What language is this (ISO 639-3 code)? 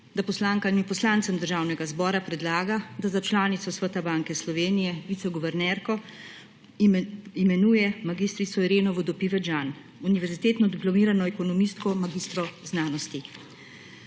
slv